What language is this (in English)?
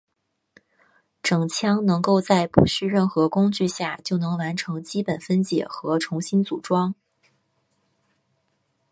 Chinese